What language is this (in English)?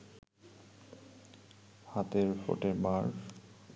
Bangla